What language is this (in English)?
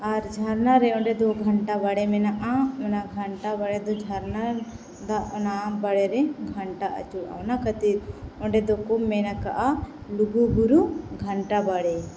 Santali